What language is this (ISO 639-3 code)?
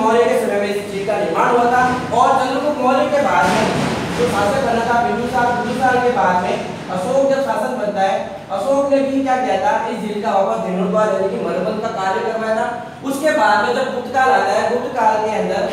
hin